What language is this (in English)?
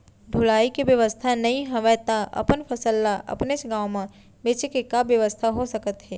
Chhattisgarhi